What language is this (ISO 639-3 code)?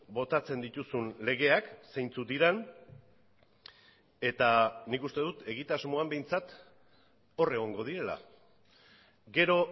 eus